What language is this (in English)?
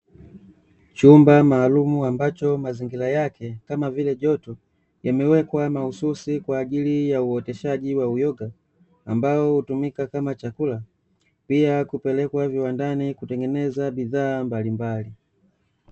Swahili